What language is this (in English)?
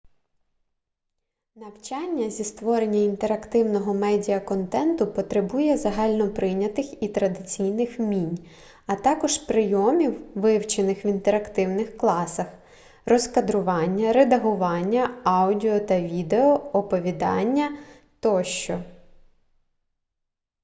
Ukrainian